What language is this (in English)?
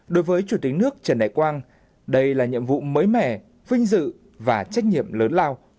Vietnamese